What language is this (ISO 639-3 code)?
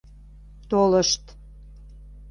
chm